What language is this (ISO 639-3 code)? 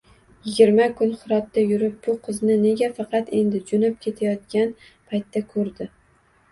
uzb